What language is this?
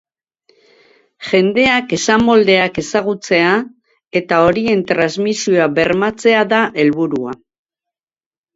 Basque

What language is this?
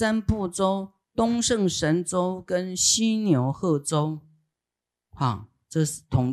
Chinese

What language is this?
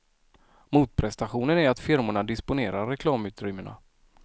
Swedish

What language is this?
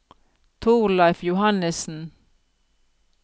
Norwegian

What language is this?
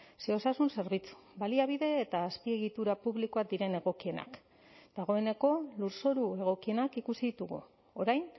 Basque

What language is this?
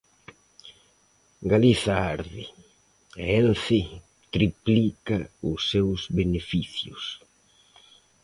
Galician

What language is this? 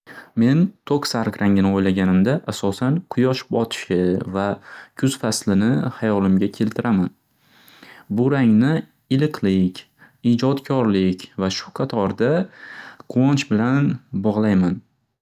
Uzbek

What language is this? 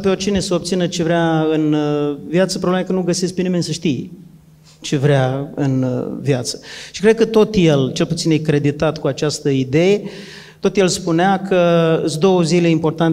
Romanian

